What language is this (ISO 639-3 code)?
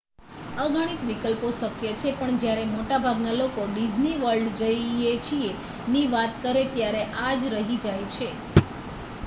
guj